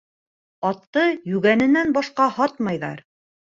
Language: Bashkir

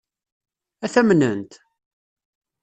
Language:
Kabyle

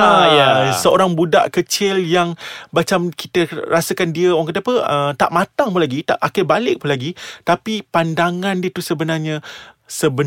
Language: Malay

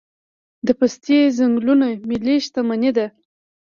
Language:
Pashto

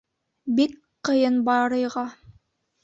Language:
Bashkir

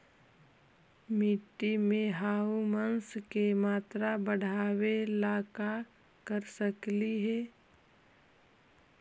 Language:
Magahi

